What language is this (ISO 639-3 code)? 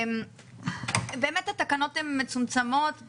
heb